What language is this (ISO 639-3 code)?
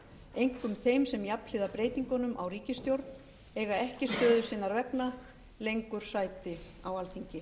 isl